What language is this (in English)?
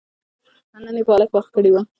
Pashto